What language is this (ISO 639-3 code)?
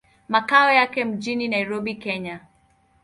swa